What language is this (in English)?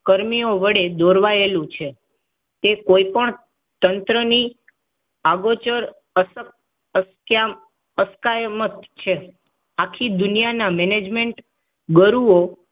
Gujarati